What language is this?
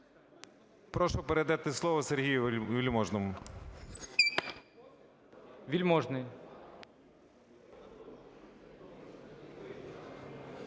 Ukrainian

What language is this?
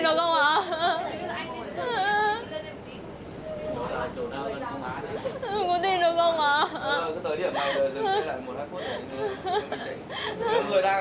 Vietnamese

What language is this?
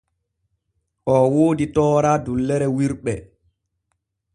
Borgu Fulfulde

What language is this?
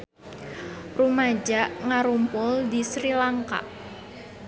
Sundanese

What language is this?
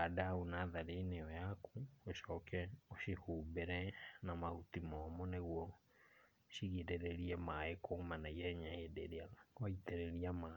Kikuyu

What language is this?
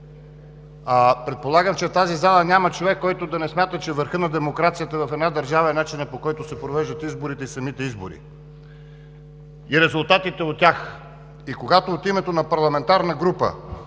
Bulgarian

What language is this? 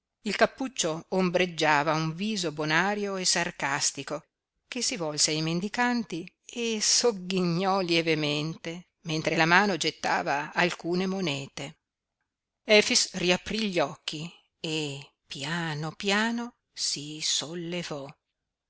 Italian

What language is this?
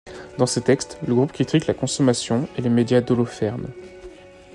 French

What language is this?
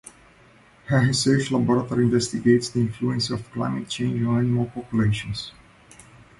English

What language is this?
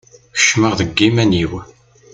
Kabyle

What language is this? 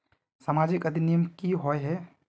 Magahi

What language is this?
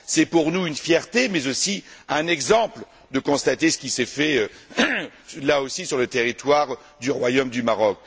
French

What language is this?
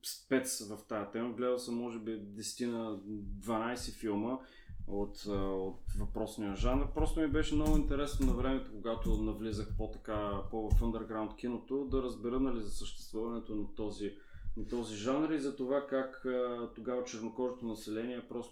Bulgarian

